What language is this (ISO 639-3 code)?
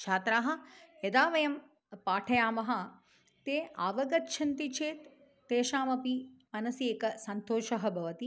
san